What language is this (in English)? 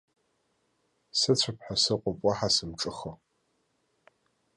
Abkhazian